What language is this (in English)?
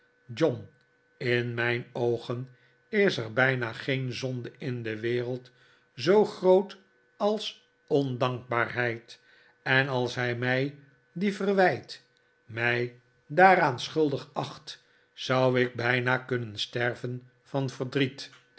Dutch